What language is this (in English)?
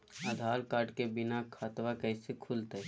Magahi